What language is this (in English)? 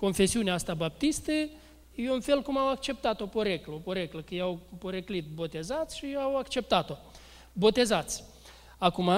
Romanian